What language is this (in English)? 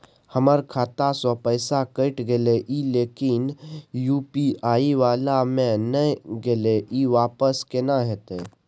Maithili